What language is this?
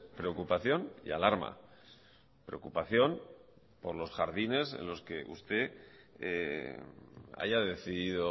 Spanish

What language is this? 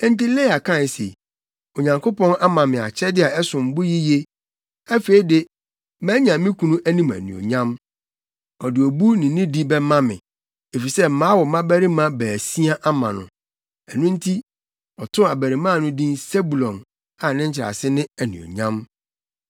Akan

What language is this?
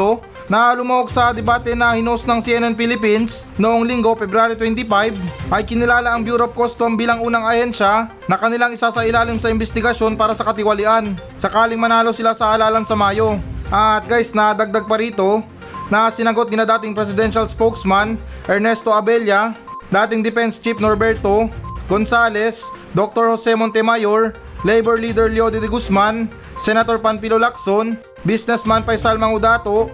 Filipino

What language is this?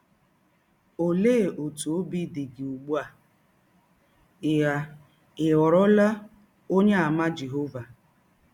Igbo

